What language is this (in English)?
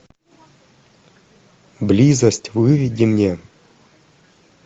Russian